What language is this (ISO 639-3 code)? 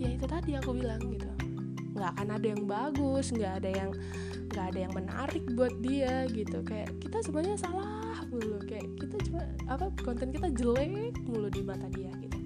ind